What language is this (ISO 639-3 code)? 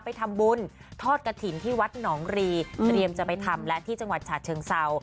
tha